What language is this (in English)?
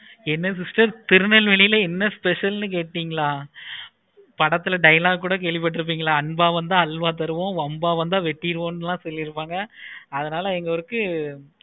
Tamil